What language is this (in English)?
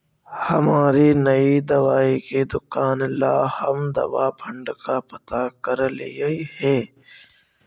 Magahi